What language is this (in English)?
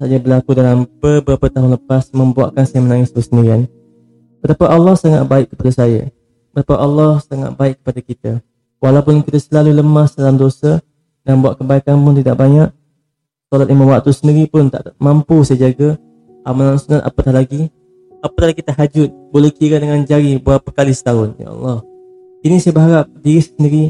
Malay